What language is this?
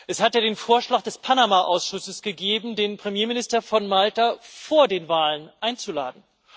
German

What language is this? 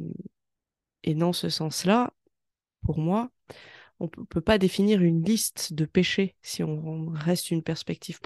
French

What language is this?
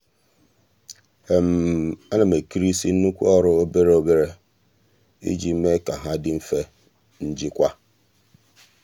Igbo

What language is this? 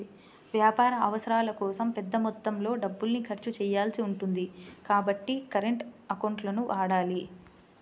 Telugu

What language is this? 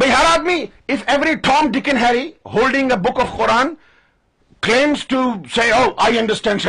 Urdu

